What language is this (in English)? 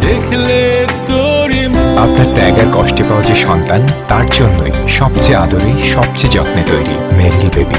Tamil